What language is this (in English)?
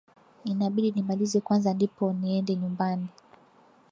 Swahili